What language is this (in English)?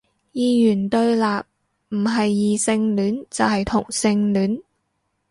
Cantonese